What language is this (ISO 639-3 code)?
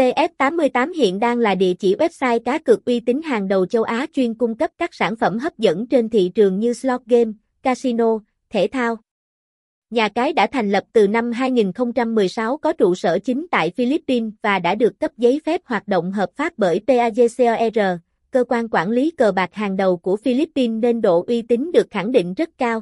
vie